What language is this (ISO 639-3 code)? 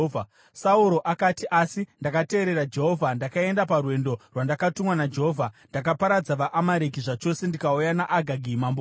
sna